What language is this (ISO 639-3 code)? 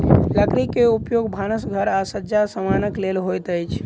mai